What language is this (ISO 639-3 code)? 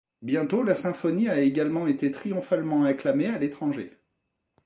fra